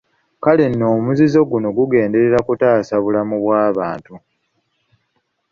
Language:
Ganda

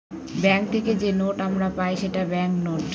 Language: Bangla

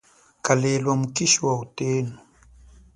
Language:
Chokwe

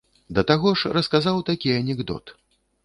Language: Belarusian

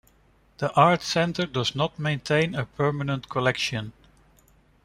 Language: English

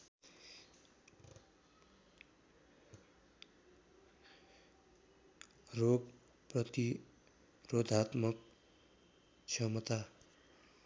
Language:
Nepali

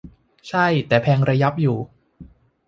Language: Thai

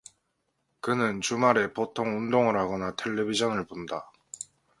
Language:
Korean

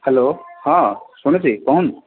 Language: Odia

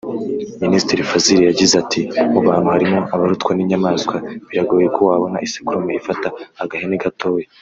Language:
Kinyarwanda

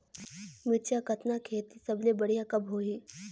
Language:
Chhattisgarhi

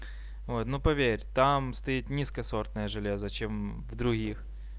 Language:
Russian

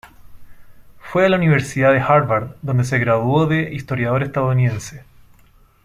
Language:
Spanish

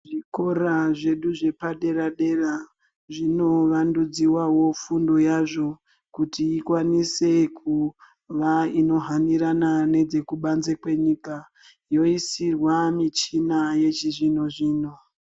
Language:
Ndau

